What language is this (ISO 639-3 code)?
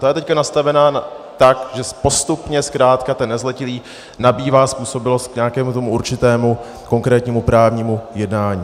ces